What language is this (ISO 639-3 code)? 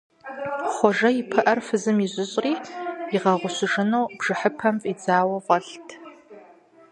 kbd